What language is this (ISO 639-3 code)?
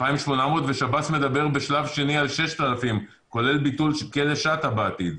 heb